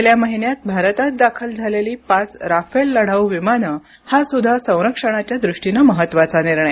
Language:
Marathi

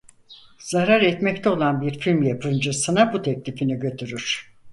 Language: Turkish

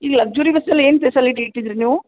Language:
Kannada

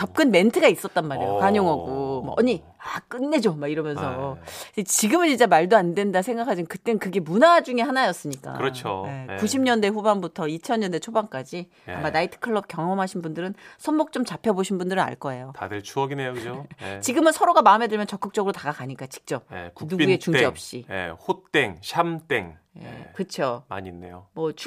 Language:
Korean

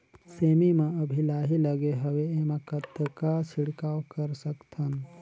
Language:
Chhattisgarhi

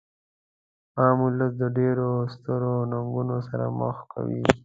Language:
Pashto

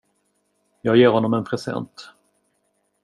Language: Swedish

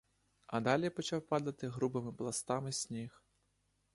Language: Ukrainian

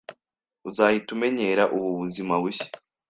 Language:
Kinyarwanda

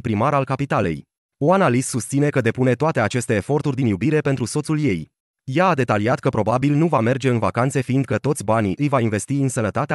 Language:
Romanian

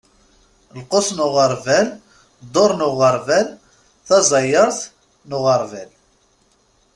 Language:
Kabyle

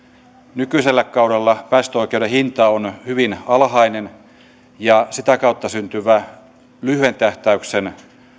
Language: Finnish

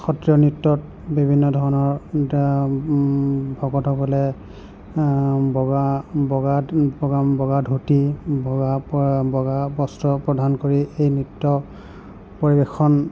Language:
Assamese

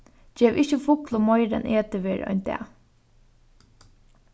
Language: Faroese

